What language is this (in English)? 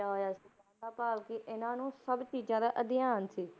Punjabi